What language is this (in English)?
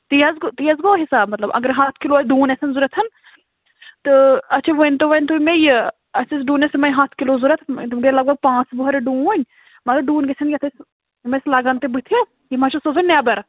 Kashmiri